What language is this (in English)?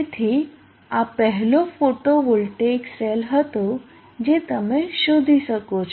Gujarati